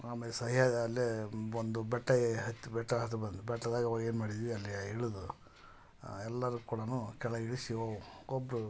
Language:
Kannada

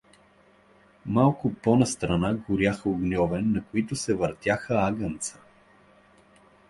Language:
Bulgarian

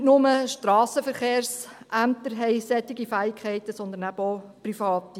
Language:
Swiss German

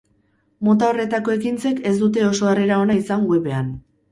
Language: Basque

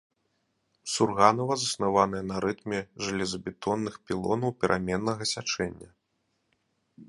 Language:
Belarusian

